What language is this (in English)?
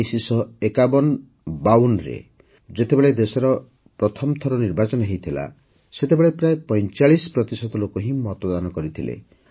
Odia